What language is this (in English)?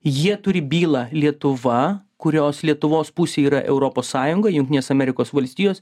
Lithuanian